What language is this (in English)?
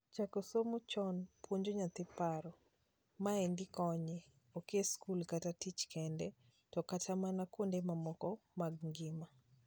Luo (Kenya and Tanzania)